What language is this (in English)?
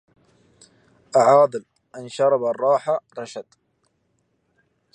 Arabic